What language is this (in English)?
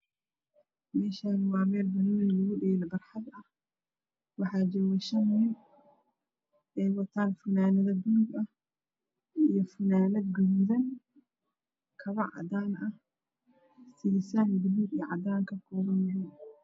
Somali